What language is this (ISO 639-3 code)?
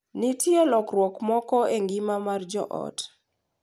luo